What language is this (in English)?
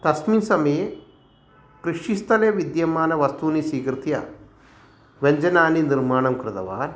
Sanskrit